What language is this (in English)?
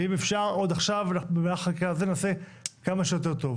Hebrew